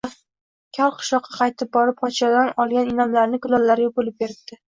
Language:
Uzbek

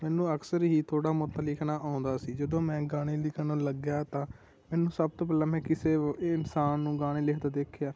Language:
Punjabi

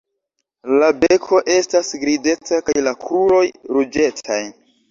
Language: Esperanto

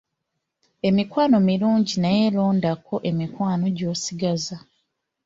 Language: Ganda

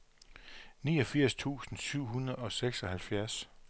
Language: Danish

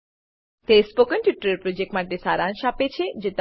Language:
Gujarati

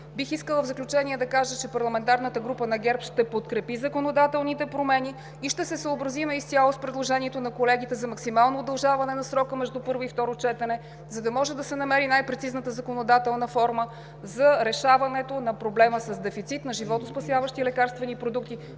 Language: Bulgarian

